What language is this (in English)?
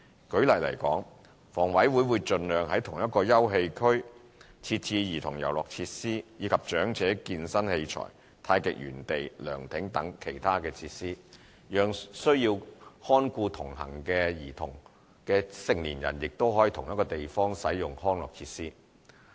Cantonese